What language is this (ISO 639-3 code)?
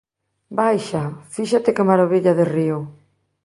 glg